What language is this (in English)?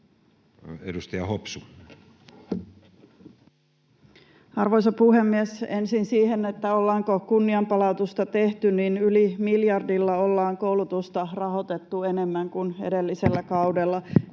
Finnish